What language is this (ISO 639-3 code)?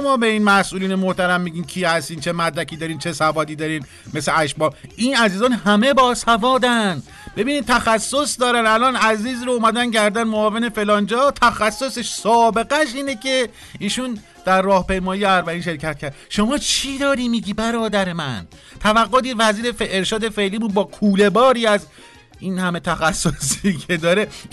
fas